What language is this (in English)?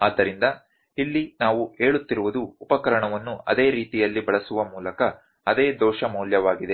Kannada